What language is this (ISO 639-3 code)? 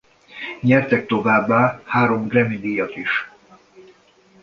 hun